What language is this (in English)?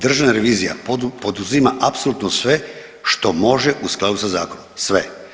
Croatian